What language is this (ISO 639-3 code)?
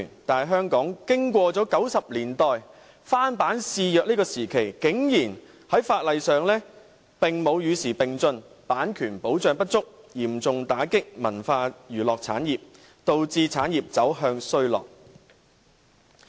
yue